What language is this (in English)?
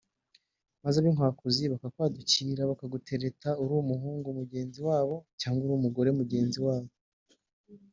Kinyarwanda